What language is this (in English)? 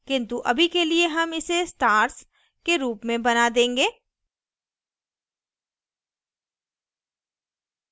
Hindi